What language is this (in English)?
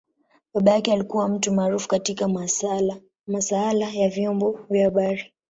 Swahili